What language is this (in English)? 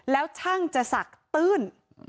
Thai